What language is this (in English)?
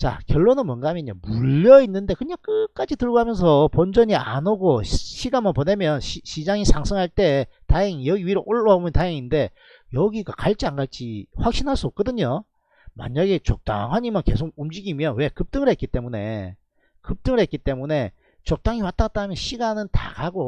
Korean